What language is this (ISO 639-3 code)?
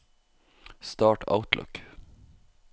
nor